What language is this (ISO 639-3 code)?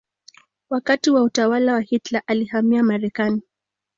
swa